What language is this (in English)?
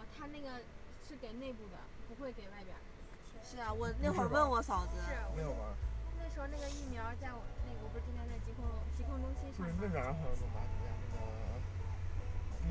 Chinese